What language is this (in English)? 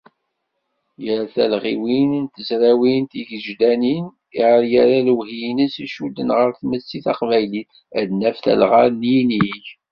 Kabyle